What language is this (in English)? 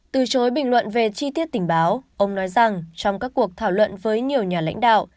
Vietnamese